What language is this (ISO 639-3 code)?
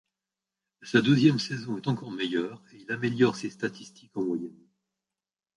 fra